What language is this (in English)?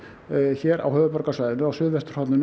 Icelandic